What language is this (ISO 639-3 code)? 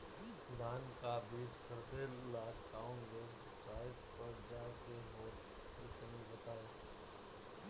bho